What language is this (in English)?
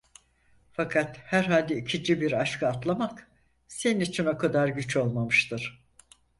Turkish